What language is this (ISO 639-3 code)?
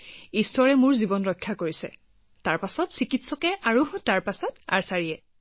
asm